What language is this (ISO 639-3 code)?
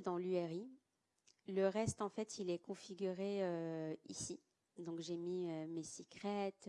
fra